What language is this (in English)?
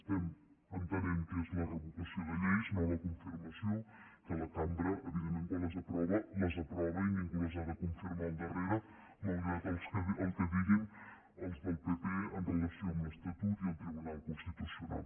Catalan